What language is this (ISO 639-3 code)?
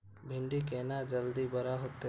mai